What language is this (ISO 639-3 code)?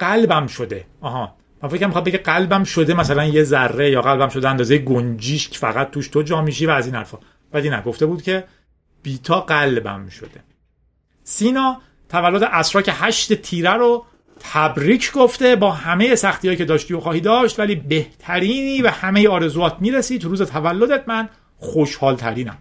fas